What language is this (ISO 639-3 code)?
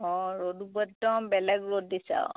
asm